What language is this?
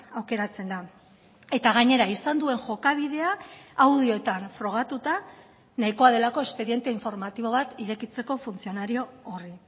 Basque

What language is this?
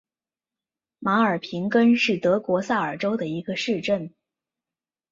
Chinese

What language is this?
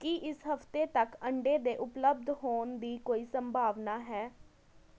Punjabi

